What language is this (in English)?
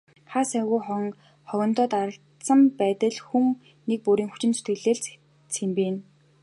Mongolian